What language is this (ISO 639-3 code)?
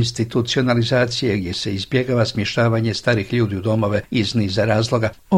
hrv